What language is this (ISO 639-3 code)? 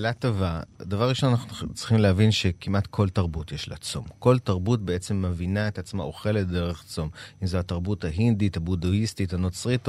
heb